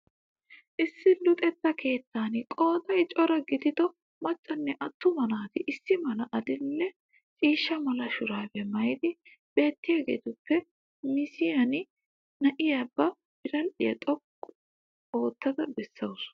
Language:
Wolaytta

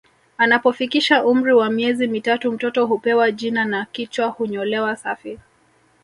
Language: Swahili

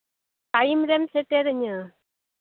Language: Santali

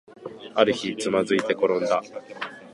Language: Japanese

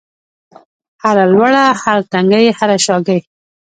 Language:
Pashto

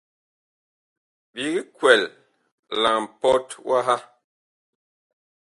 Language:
Bakoko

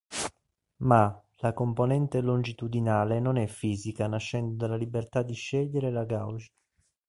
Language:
Italian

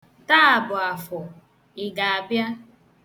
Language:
Igbo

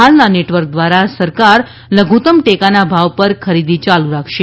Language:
Gujarati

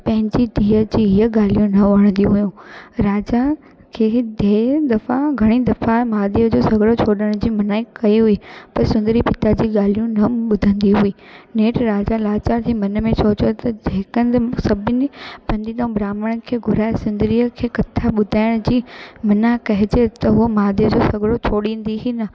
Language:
Sindhi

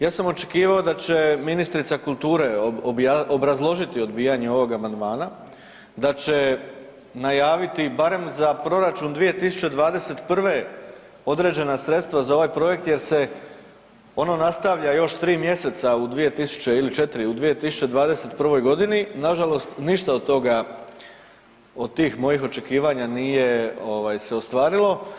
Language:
Croatian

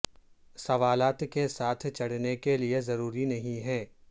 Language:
Urdu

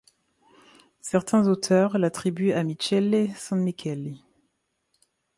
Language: French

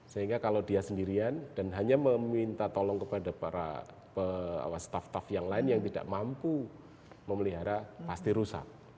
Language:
Indonesian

